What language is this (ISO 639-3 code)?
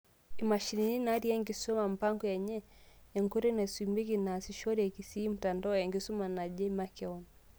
mas